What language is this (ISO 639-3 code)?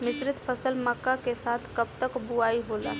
bho